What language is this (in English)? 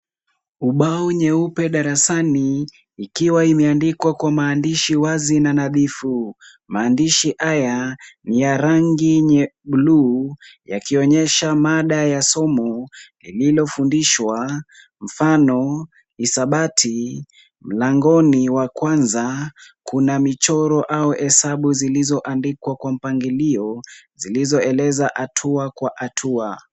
Swahili